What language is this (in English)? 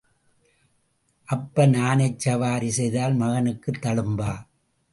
Tamil